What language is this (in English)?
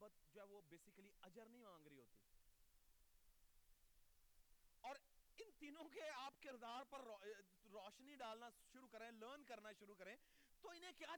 Urdu